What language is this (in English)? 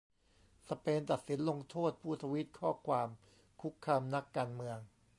Thai